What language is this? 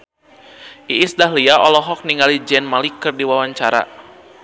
Sundanese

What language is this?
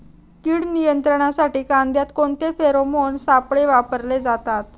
Marathi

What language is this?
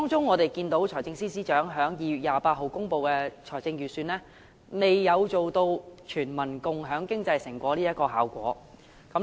Cantonese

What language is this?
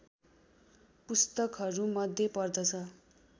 Nepali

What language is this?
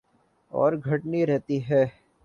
Urdu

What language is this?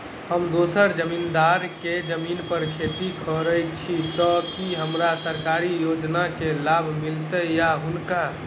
Maithili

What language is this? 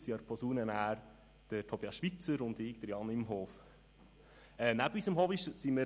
Swiss German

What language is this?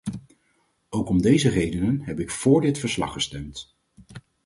Dutch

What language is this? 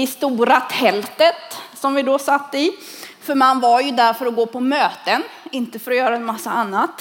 Swedish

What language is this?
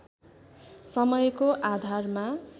Nepali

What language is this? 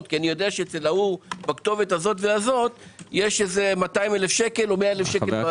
Hebrew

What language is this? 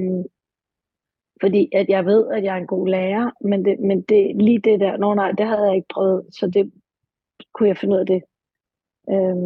Danish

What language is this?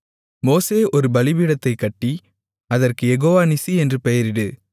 Tamil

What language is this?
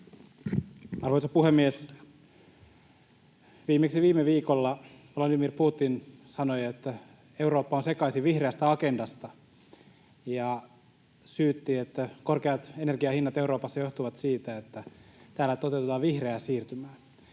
Finnish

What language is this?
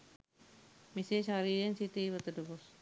Sinhala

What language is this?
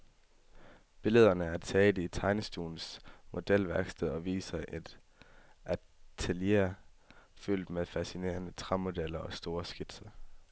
Danish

